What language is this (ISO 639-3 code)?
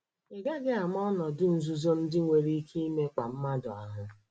ibo